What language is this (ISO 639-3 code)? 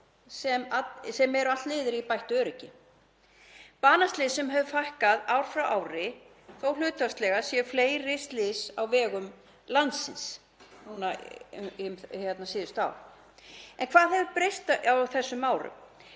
isl